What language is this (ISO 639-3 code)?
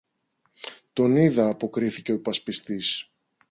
ell